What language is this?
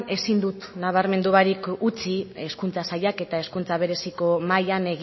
Basque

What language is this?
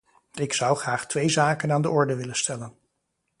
Dutch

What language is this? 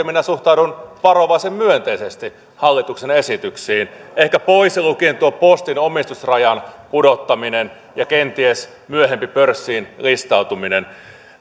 Finnish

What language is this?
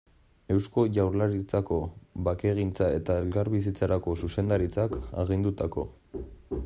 Basque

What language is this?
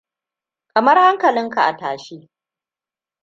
Hausa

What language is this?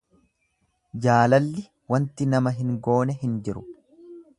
Oromo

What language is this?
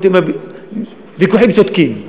Hebrew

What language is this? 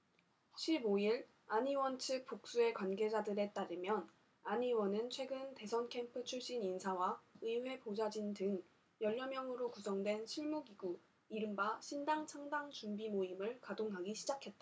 Korean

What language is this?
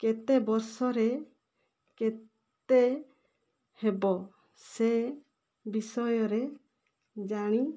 Odia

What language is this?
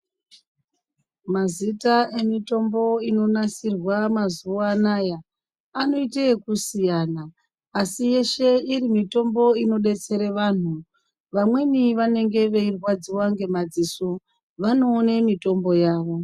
Ndau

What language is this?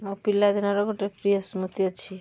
Odia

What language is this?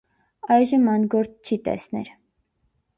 Armenian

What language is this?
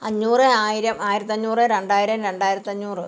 Malayalam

